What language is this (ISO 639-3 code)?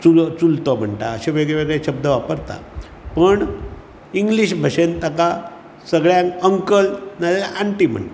kok